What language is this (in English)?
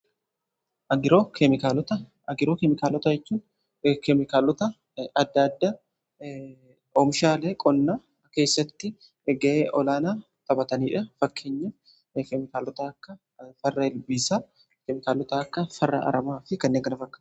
Oromo